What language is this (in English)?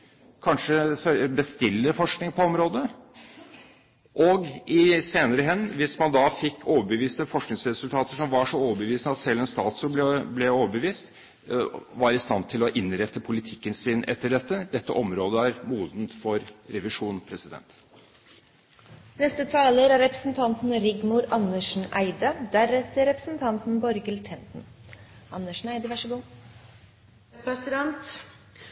Norwegian Bokmål